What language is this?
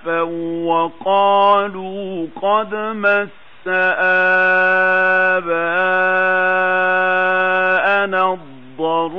Arabic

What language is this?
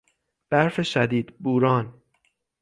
Persian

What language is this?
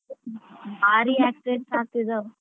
Kannada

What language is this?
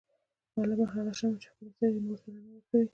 Pashto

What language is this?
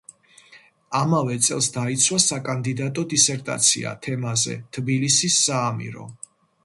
Georgian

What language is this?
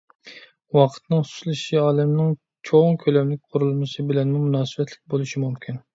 Uyghur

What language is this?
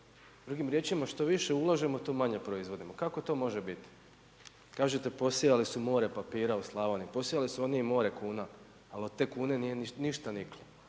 Croatian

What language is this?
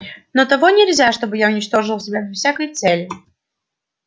Russian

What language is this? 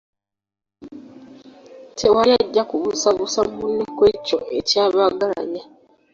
Ganda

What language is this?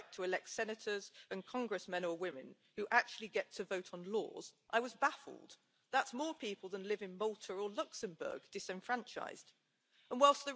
Hungarian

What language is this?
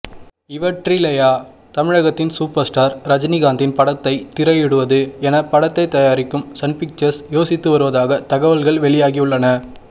Tamil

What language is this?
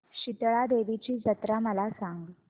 Marathi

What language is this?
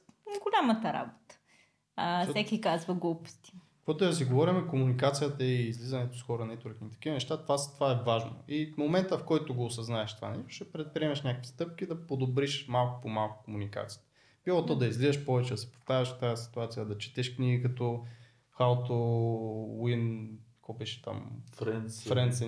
Bulgarian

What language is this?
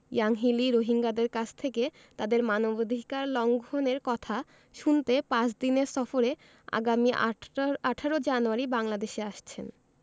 Bangla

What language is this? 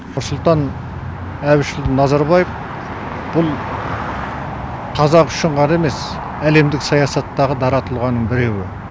Kazakh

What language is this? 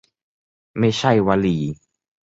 Thai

